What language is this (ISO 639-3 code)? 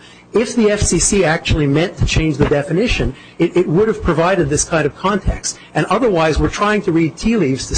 eng